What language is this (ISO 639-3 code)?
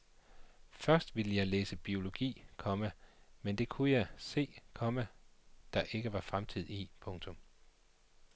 dan